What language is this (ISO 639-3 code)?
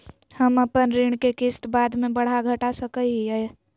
mag